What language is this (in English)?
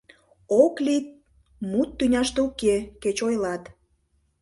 Mari